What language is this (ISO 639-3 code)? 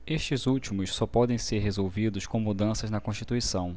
por